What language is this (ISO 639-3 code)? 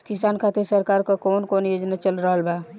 bho